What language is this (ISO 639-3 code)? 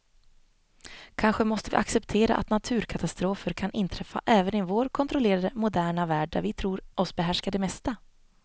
swe